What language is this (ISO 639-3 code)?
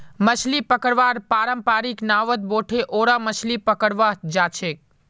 mag